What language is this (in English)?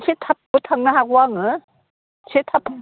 Bodo